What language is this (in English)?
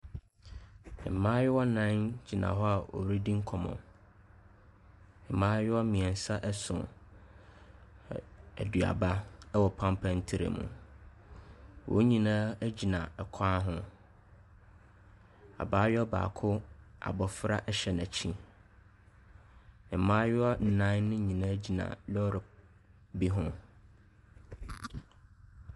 Akan